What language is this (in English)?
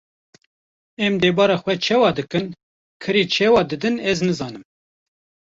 Kurdish